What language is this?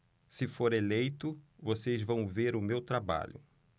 Portuguese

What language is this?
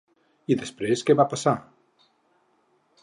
Catalan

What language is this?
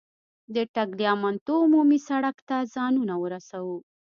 Pashto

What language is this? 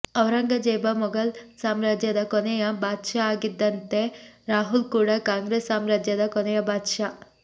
Kannada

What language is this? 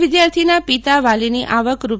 Gujarati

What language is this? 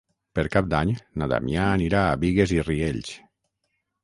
Catalan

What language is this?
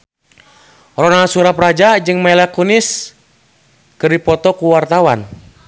Sundanese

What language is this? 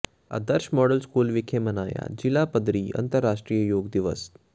Punjabi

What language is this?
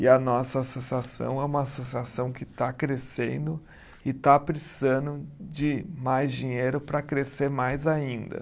Portuguese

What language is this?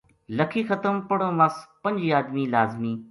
Gujari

